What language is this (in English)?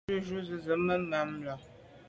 Medumba